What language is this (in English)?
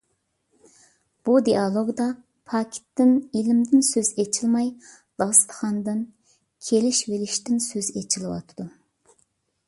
Uyghur